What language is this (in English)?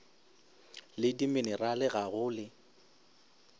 Northern Sotho